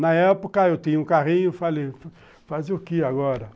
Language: Portuguese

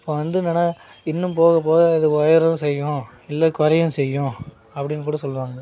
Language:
Tamil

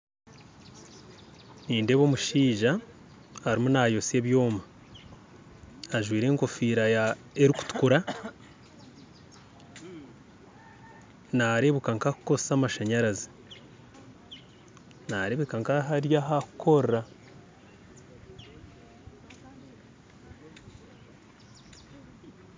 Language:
Nyankole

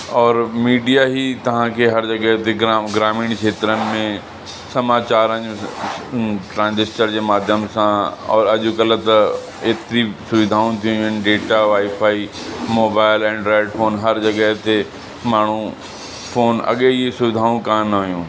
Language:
Sindhi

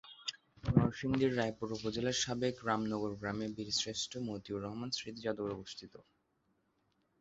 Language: Bangla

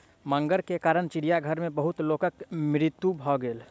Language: Maithili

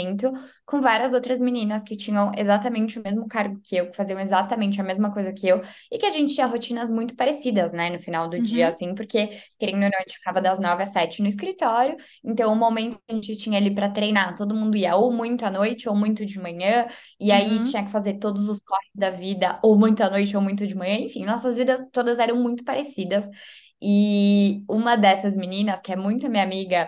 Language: Portuguese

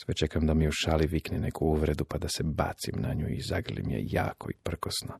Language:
Croatian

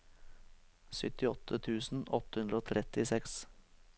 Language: Norwegian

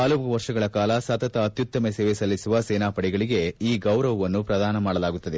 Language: Kannada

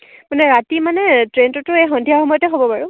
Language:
Assamese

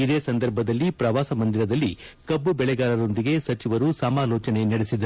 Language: Kannada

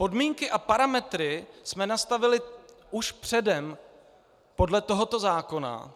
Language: Czech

